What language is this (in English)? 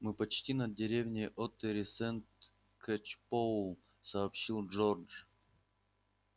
Russian